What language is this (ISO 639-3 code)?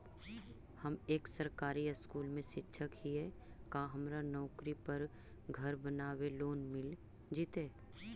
mag